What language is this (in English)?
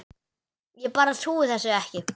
Icelandic